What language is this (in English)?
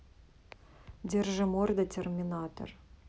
Russian